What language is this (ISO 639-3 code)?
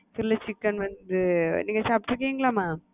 tam